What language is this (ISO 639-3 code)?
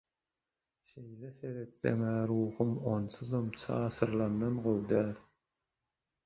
tuk